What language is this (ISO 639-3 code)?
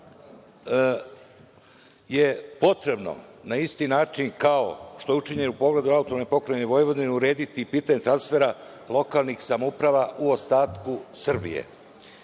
srp